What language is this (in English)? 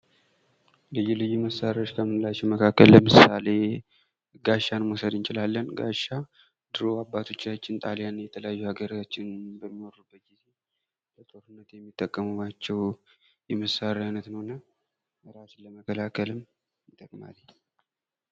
Amharic